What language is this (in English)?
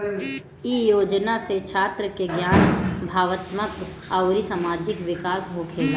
Bhojpuri